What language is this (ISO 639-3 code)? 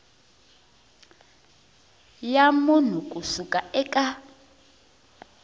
tso